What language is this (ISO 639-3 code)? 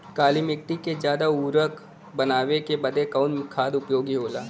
bho